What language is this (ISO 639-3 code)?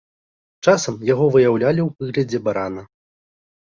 bel